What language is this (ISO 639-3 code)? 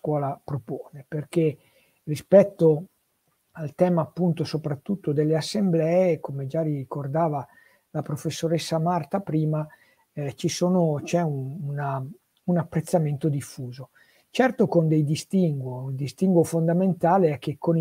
ita